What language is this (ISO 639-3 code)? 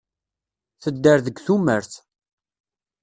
kab